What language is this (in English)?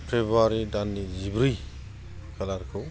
Bodo